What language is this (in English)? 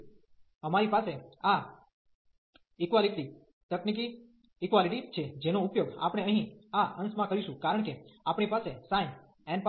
Gujarati